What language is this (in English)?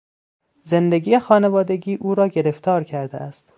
Persian